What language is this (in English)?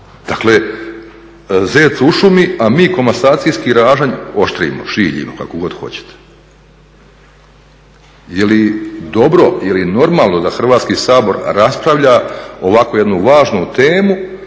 Croatian